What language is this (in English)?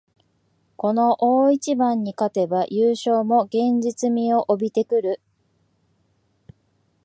Japanese